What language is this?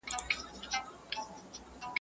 Pashto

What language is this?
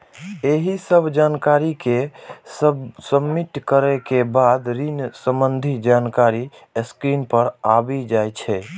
Maithili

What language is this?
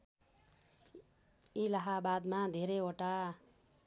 Nepali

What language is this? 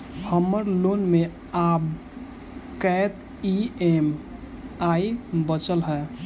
Maithili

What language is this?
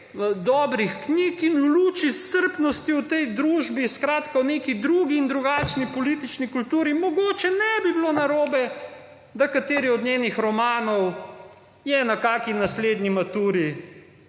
Slovenian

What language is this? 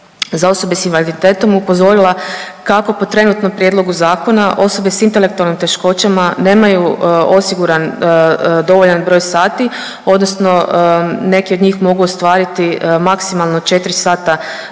Croatian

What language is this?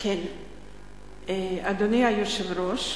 Hebrew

